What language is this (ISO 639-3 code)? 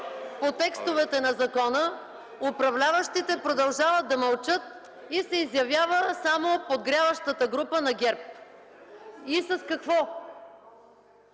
bul